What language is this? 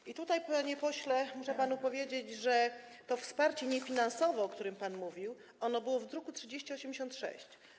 Polish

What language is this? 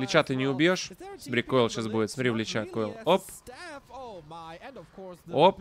Russian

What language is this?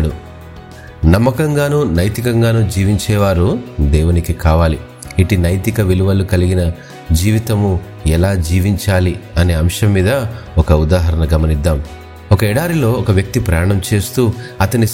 Telugu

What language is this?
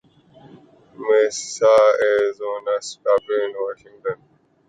Urdu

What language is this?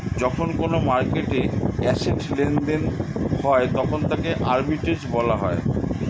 Bangla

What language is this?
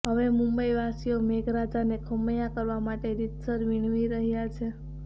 Gujarati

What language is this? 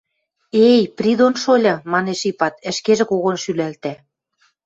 Western Mari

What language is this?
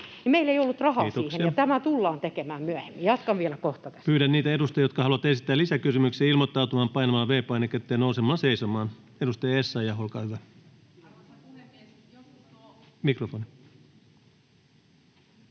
Finnish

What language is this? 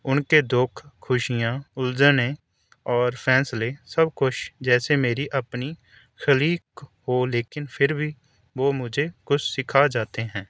Urdu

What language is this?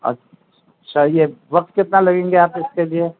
Urdu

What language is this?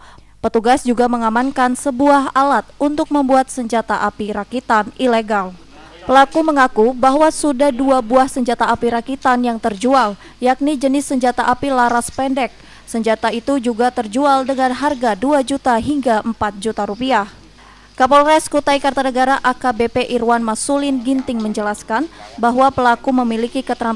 Indonesian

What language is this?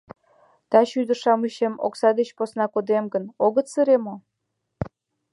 Mari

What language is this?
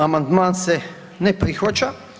Croatian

